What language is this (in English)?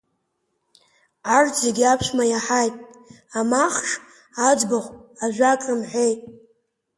Abkhazian